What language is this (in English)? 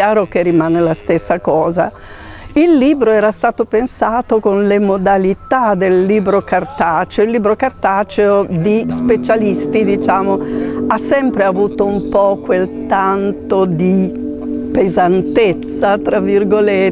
Italian